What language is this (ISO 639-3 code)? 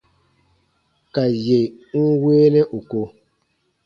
bba